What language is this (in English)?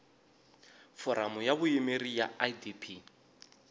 Tsonga